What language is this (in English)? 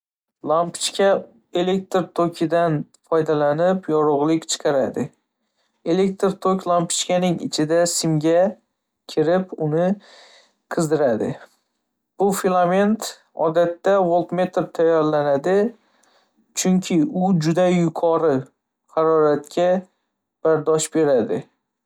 Uzbek